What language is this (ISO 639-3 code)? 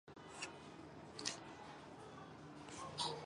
zho